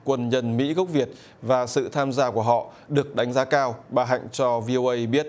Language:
Vietnamese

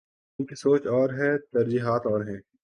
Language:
Urdu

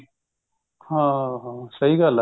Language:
Punjabi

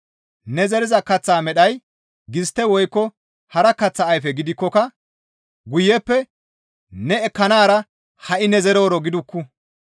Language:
Gamo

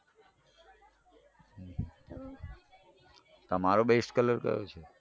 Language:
Gujarati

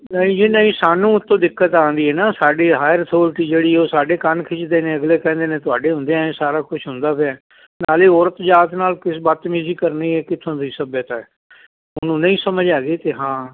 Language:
Punjabi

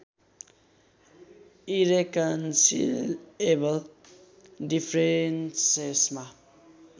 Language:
Nepali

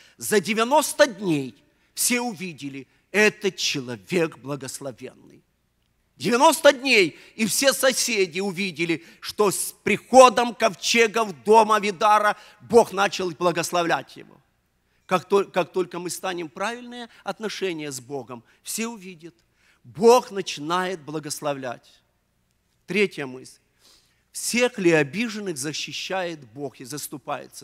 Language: Russian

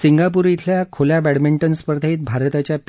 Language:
Marathi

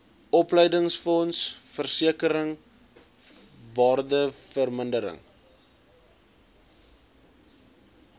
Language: Afrikaans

